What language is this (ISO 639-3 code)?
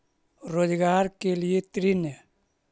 mag